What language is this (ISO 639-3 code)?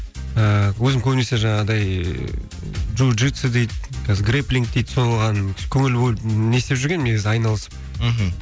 kaz